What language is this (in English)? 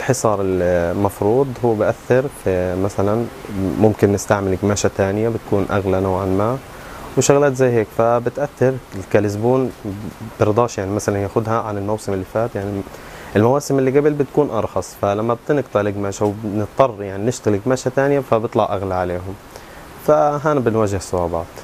Arabic